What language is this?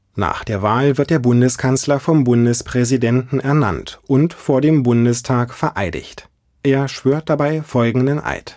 German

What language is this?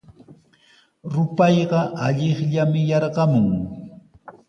Sihuas Ancash Quechua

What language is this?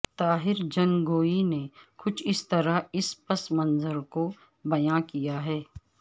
Urdu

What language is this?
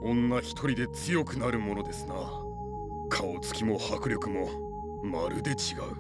Japanese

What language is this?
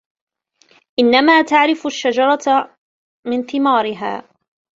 Arabic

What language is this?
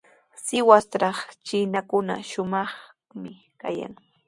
Sihuas Ancash Quechua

